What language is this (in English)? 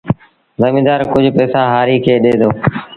Sindhi Bhil